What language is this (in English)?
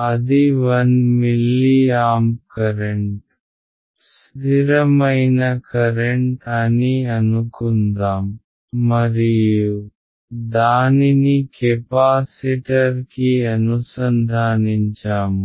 Telugu